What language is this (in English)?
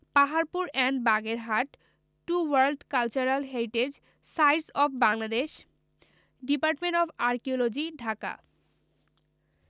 Bangla